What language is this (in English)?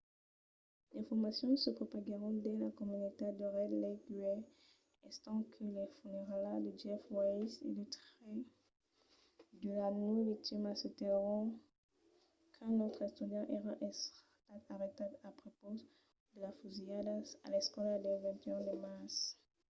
Occitan